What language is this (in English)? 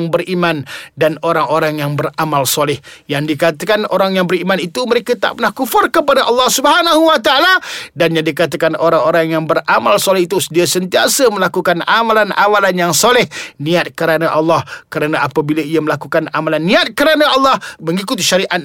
Malay